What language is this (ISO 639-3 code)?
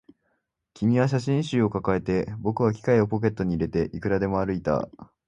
jpn